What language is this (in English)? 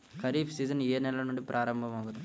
Telugu